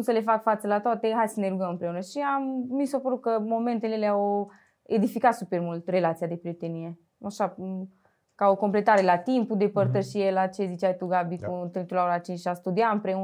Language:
Romanian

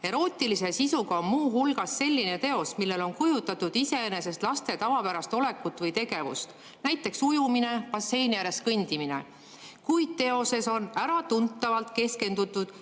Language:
Estonian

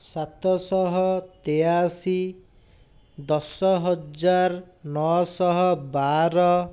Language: Odia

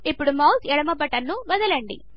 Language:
Telugu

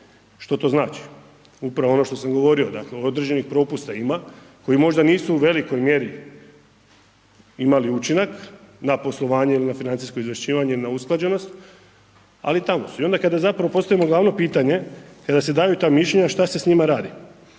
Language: Croatian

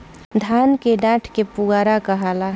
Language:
Bhojpuri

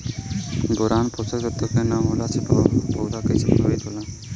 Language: Bhojpuri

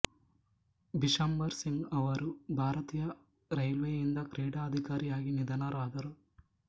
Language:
Kannada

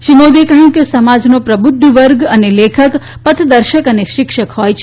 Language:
Gujarati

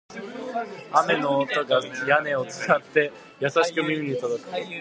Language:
Japanese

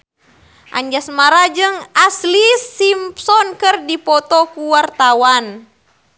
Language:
Sundanese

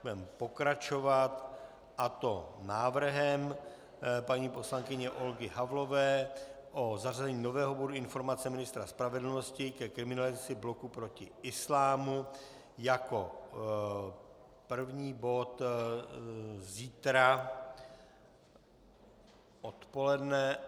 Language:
Czech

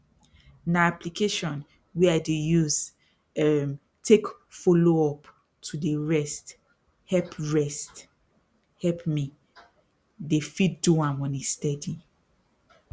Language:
Nigerian Pidgin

